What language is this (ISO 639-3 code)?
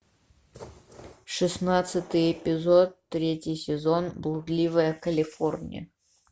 rus